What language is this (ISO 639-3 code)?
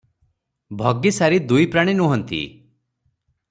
ori